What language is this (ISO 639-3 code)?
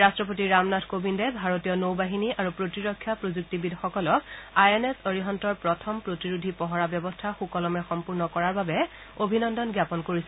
asm